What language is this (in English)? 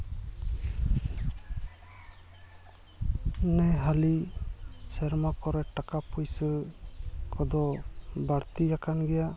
Santali